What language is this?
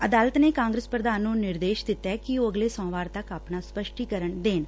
Punjabi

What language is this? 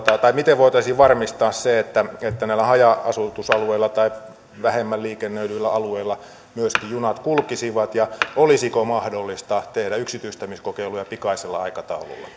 Finnish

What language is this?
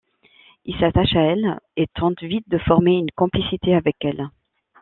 French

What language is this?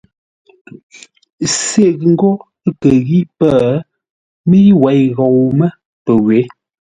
Ngombale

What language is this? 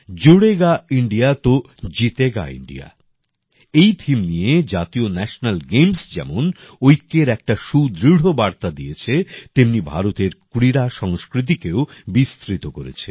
Bangla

